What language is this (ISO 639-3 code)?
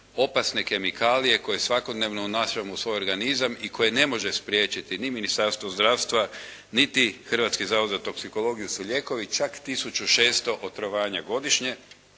hrv